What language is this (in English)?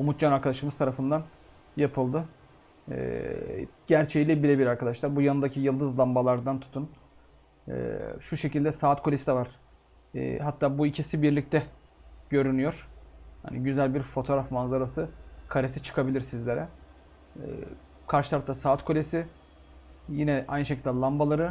Turkish